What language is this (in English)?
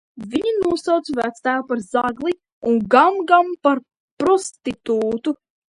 Latvian